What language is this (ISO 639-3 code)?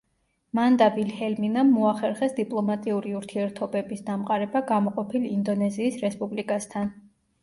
kat